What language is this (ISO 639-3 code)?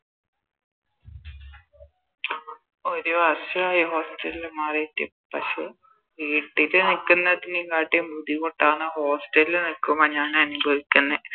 mal